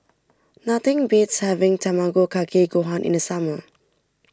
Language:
English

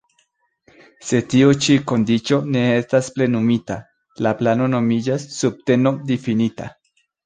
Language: Esperanto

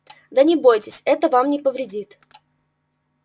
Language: Russian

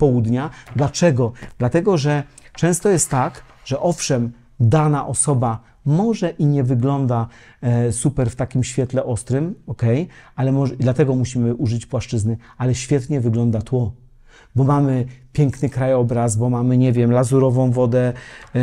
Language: Polish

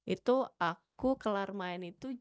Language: Indonesian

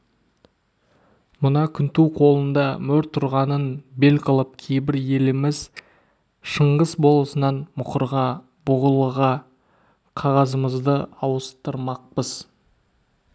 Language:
Kazakh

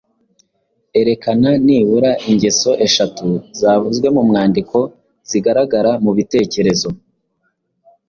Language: Kinyarwanda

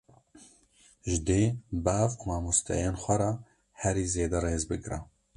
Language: Kurdish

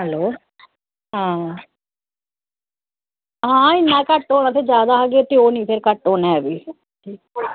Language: Dogri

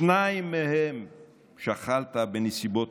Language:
Hebrew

